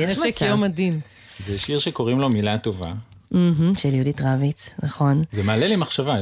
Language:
Hebrew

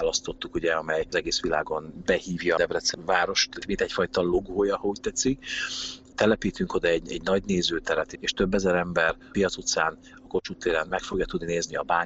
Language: Hungarian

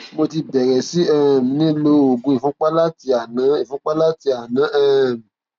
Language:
Yoruba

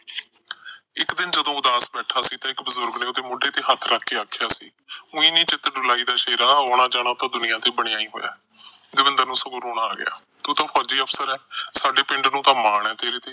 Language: Punjabi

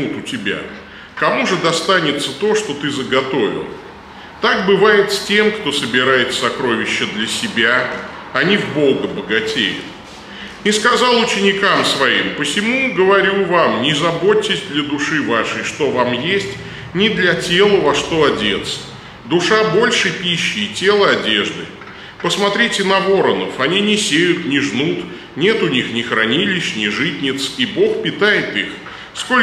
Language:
Russian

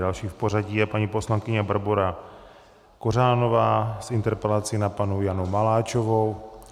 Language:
Czech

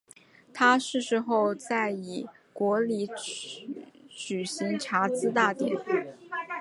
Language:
Chinese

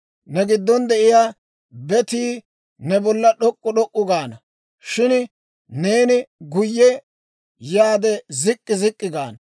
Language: Dawro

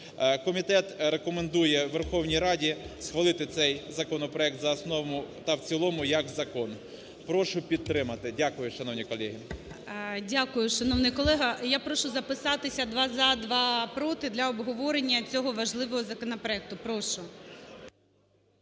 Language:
Ukrainian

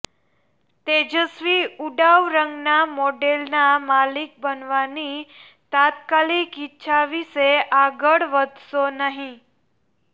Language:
Gujarati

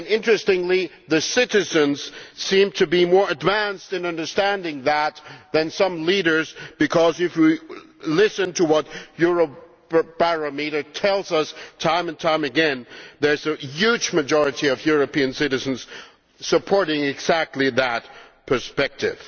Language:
English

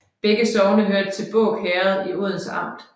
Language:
Danish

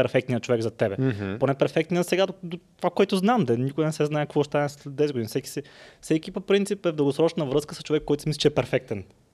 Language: Bulgarian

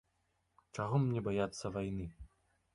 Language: Belarusian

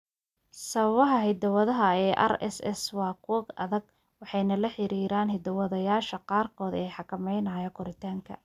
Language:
Somali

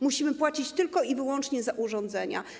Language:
Polish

